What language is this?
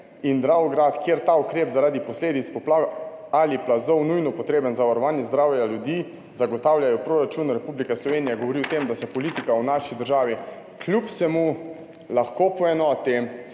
Slovenian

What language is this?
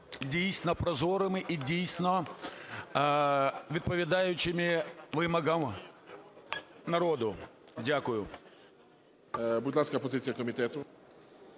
Ukrainian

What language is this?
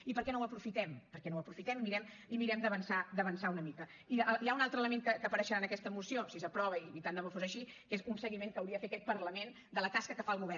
Catalan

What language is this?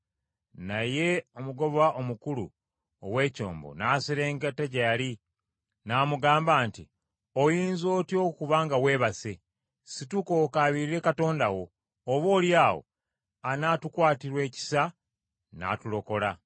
Ganda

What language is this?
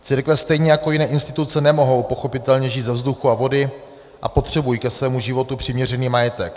Czech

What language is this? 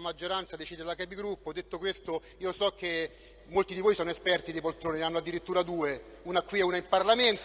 Italian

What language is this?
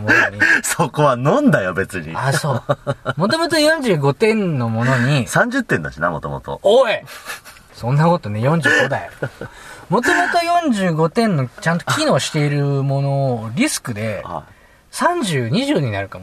Japanese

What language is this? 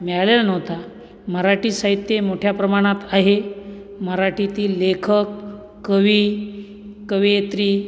Marathi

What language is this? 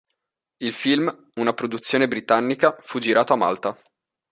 Italian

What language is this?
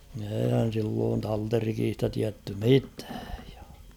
Finnish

